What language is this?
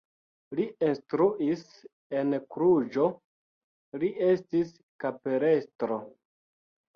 Esperanto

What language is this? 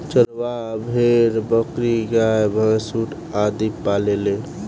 Bhojpuri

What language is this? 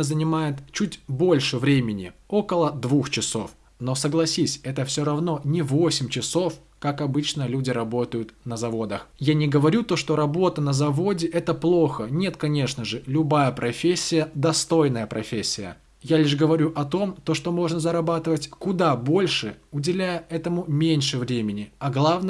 Russian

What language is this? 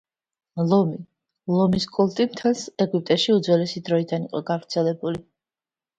Georgian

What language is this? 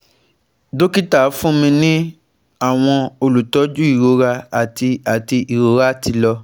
Yoruba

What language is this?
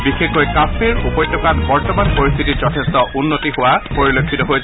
Assamese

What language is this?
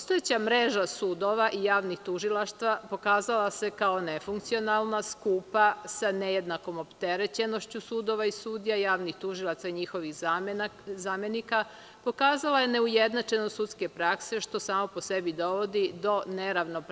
Serbian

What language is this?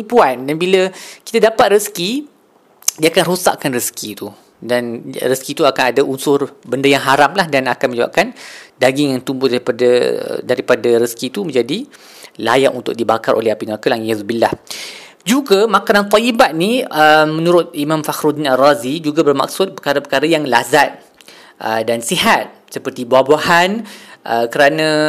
Malay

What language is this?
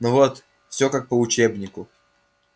Russian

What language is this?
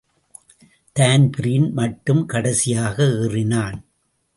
Tamil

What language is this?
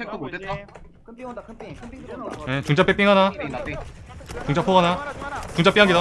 Korean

